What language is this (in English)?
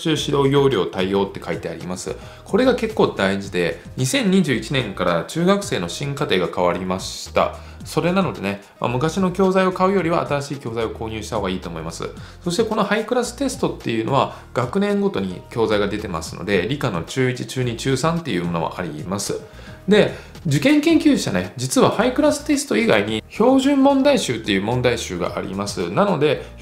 Japanese